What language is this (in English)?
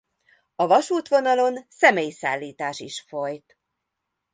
Hungarian